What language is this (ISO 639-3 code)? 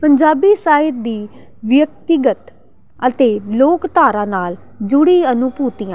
pan